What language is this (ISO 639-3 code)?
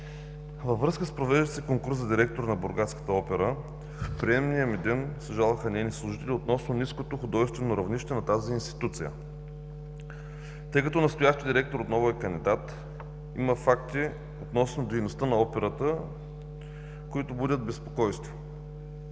bul